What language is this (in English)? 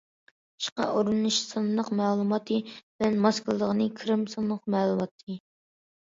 Uyghur